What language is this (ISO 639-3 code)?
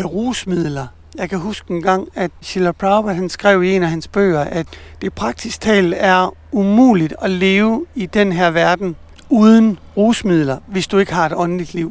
dan